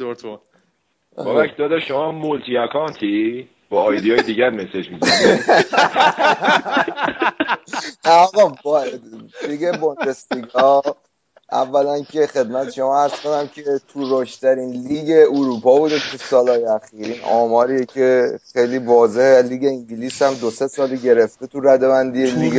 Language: Persian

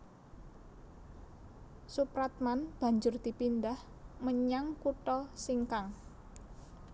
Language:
Javanese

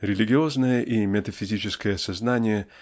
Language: Russian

